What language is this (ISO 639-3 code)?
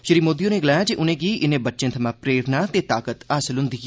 doi